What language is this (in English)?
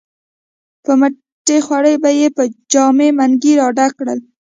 Pashto